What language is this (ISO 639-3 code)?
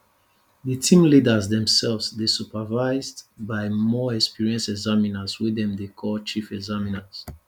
pcm